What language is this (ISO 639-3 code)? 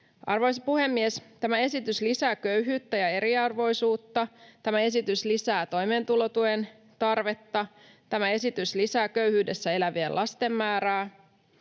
fin